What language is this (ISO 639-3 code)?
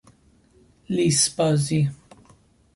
fas